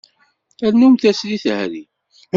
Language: Kabyle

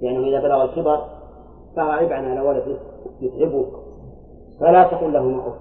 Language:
Arabic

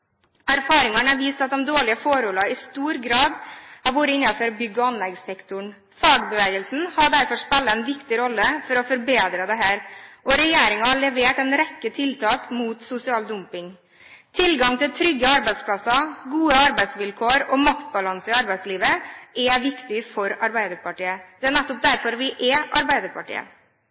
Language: Norwegian Bokmål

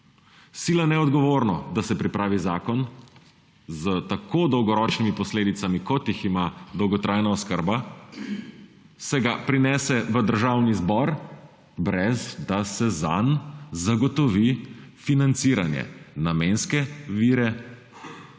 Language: Slovenian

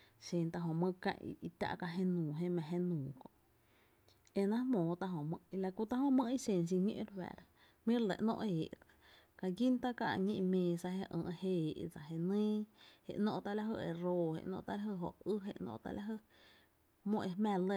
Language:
Tepinapa Chinantec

